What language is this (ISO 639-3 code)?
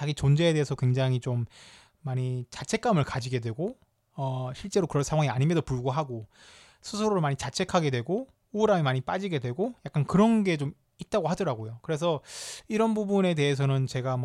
kor